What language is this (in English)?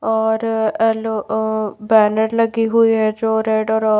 Hindi